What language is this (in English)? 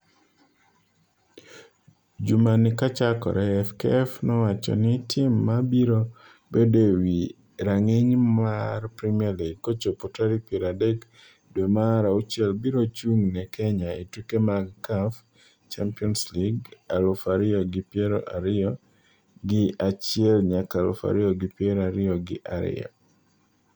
Luo (Kenya and Tanzania)